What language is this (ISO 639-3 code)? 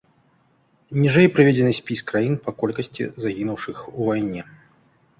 bel